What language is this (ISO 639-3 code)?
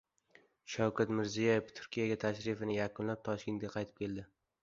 uzb